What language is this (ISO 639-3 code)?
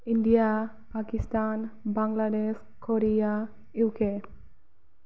brx